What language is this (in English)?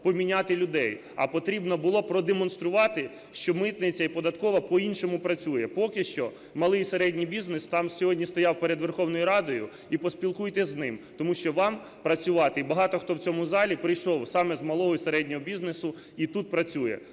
Ukrainian